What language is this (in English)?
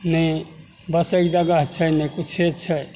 Maithili